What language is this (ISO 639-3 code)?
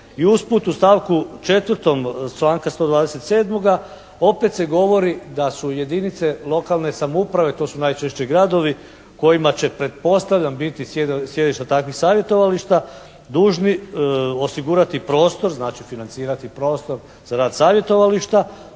hrv